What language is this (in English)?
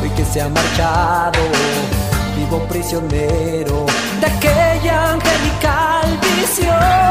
Spanish